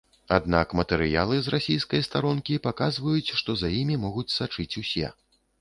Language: Belarusian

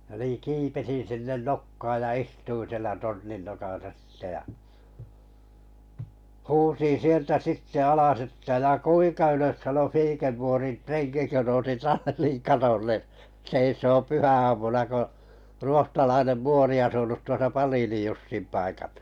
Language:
Finnish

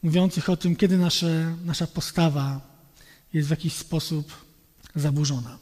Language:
Polish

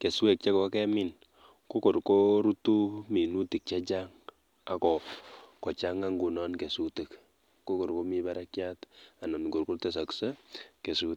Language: Kalenjin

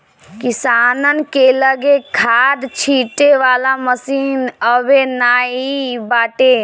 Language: Bhojpuri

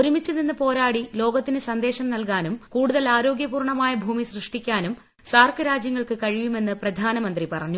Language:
Malayalam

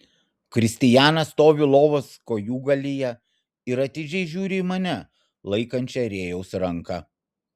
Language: Lithuanian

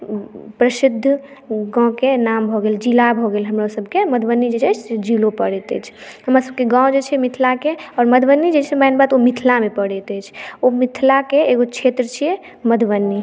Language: Maithili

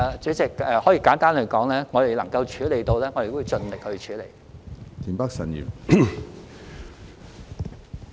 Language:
Cantonese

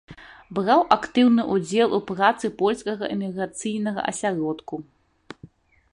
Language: Belarusian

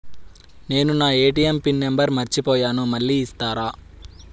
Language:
Telugu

